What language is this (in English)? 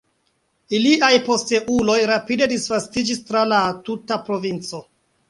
Esperanto